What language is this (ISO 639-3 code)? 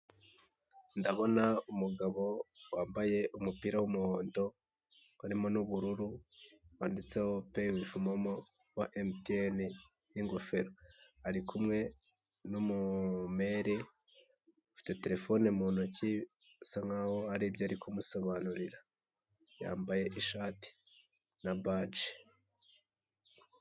kin